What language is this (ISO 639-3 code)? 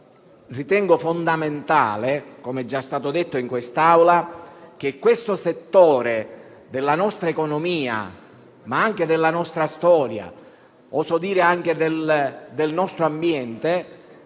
ita